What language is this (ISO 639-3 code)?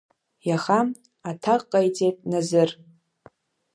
abk